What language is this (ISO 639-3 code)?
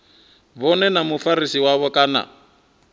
ven